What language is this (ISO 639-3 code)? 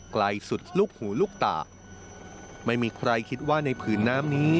tha